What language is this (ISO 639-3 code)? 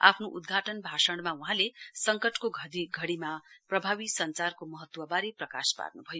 nep